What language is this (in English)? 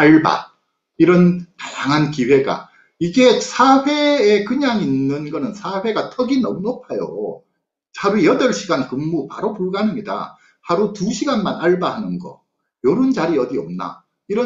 Korean